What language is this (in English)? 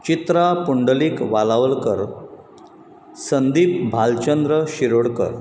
Konkani